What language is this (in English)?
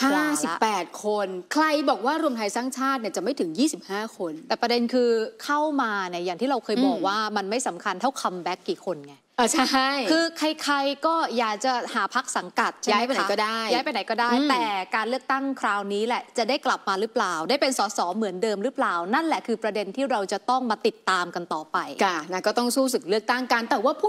Thai